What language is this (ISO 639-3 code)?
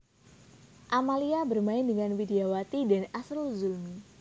jav